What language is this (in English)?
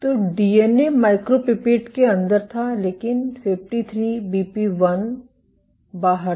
Hindi